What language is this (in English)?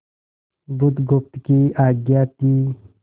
Hindi